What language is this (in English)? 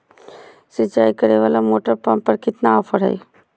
Magahi